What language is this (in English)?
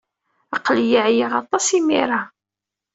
Kabyle